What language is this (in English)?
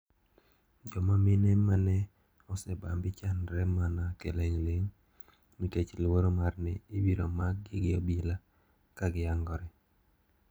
Luo (Kenya and Tanzania)